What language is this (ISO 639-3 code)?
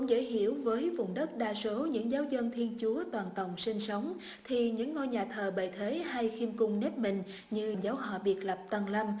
vie